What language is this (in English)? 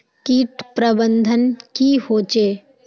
Magahi